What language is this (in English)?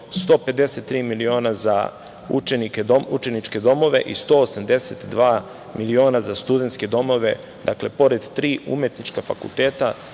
Serbian